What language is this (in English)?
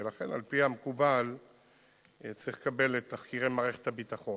Hebrew